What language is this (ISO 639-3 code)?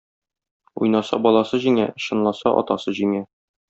tat